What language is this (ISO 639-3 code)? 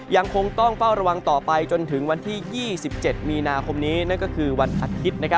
tha